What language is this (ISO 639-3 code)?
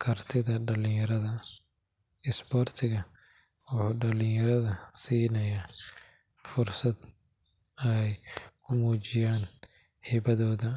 som